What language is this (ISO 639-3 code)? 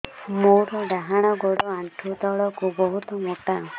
ori